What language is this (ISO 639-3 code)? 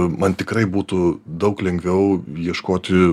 lit